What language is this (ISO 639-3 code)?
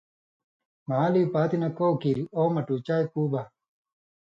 mvy